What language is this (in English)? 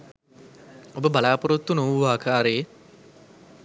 Sinhala